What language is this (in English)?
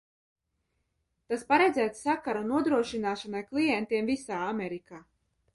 Latvian